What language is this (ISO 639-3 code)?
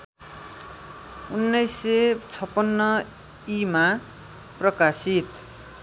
nep